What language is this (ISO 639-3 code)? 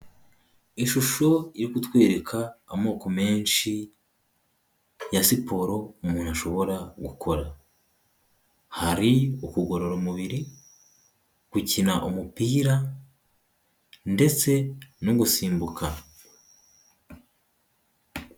kin